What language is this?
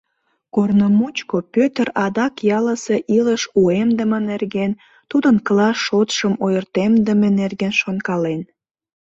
Mari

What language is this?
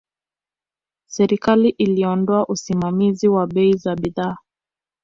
Swahili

